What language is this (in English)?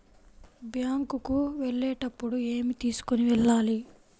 Telugu